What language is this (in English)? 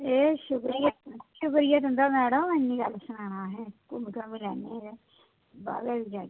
Dogri